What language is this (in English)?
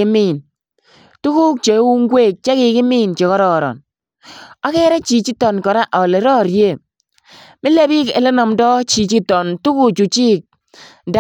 Kalenjin